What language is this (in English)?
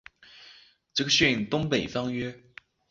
Chinese